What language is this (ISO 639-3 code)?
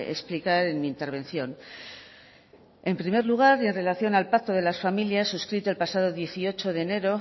spa